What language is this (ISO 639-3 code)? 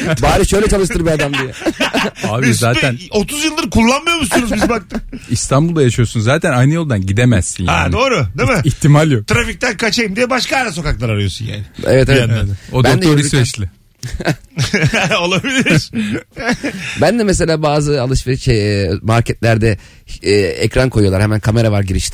tur